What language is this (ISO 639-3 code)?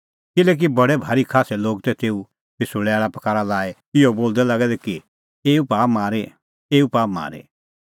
kfx